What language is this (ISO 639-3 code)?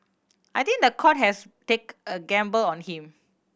eng